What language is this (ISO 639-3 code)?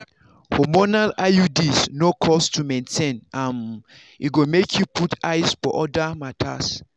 pcm